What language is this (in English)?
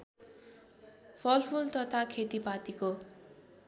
Nepali